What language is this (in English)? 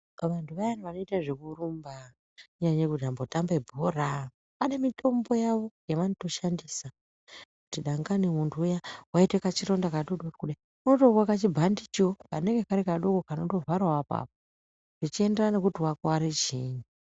Ndau